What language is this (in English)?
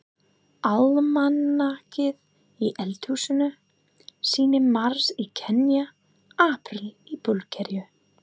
Icelandic